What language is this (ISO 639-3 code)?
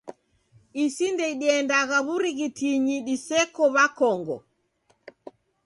dav